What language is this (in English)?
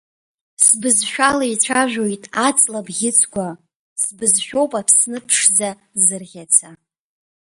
Abkhazian